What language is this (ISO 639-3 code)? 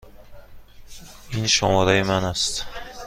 fas